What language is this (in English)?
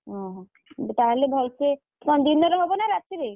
Odia